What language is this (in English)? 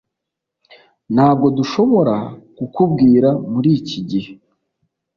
Kinyarwanda